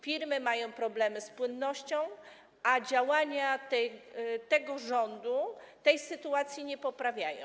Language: Polish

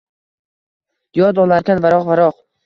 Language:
Uzbek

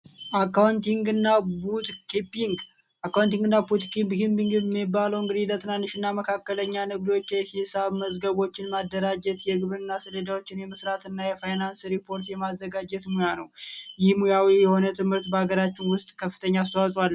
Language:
Amharic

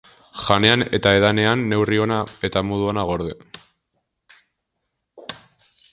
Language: Basque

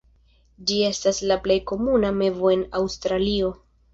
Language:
Esperanto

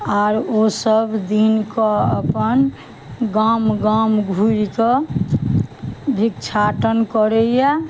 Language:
Maithili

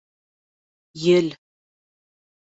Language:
Bashkir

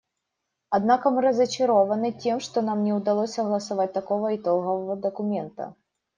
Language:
Russian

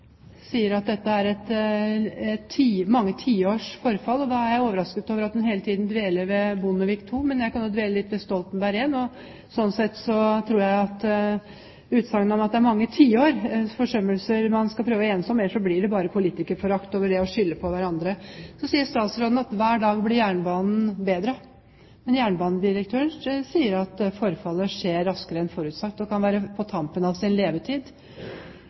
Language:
Norwegian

